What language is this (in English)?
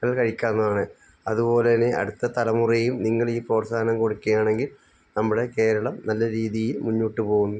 Malayalam